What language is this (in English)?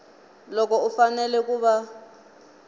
Tsonga